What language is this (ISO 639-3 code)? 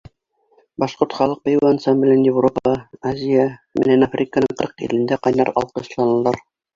bak